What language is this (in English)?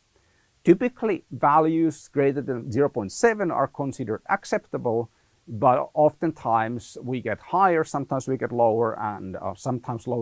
English